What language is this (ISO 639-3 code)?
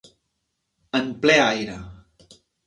cat